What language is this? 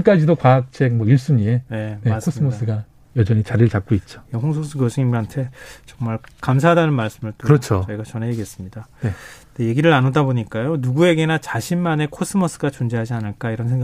Korean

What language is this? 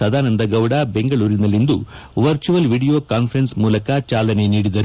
Kannada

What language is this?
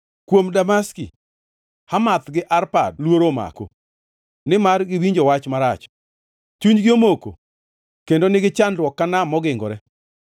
Luo (Kenya and Tanzania)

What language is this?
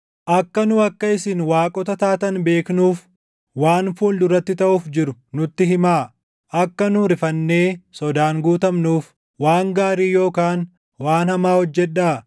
Oromo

